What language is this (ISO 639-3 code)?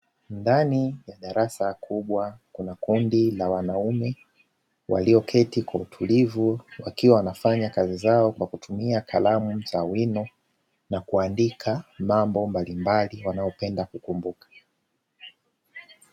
swa